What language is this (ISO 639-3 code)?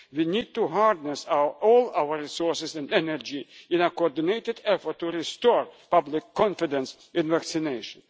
eng